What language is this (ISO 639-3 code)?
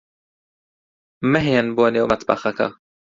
ckb